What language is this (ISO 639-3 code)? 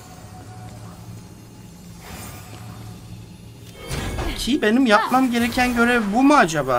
tur